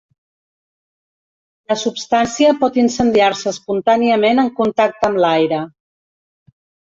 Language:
Catalan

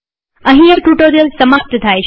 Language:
Gujarati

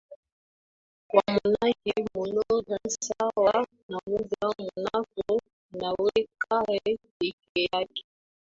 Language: Swahili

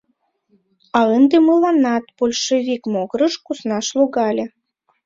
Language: Mari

